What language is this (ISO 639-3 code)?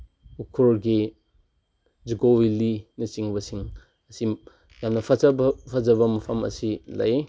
mni